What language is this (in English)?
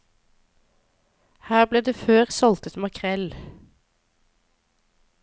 Norwegian